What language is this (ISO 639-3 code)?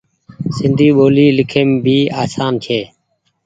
gig